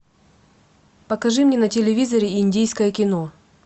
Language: Russian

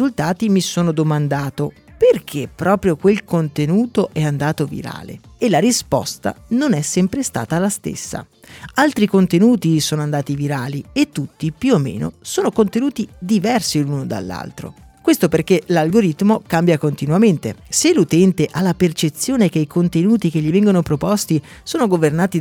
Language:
Italian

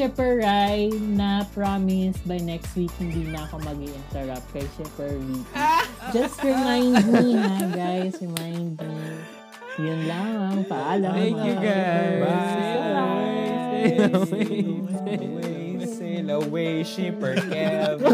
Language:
Filipino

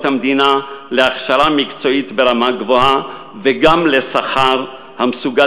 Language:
Hebrew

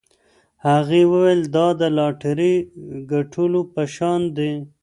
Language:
Pashto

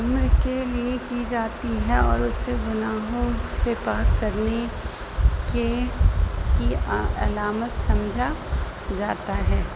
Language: Urdu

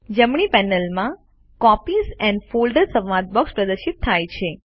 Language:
Gujarati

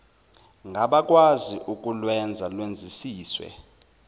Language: Zulu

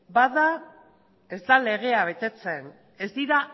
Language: Basque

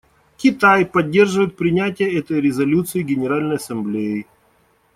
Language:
Russian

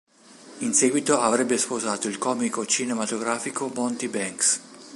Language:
Italian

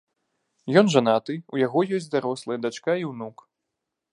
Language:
Belarusian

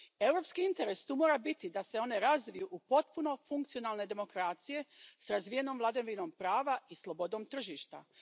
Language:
Croatian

